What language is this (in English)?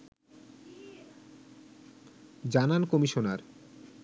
Bangla